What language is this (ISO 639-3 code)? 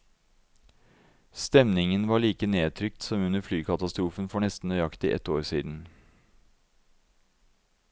nor